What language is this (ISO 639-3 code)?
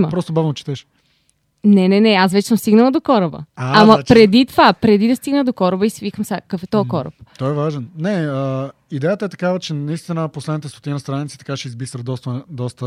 bul